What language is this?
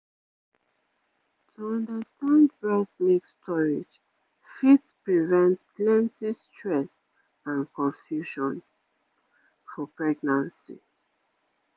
Nigerian Pidgin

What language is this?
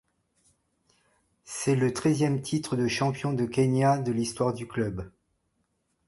French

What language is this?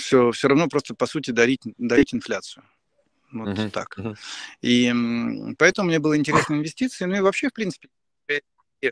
Russian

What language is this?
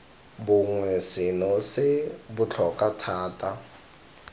Tswana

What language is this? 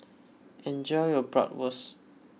English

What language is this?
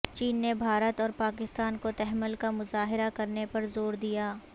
Urdu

